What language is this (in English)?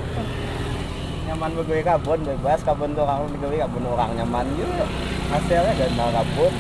Indonesian